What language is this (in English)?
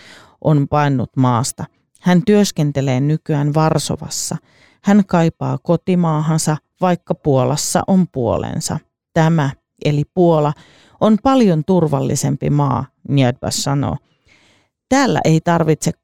Finnish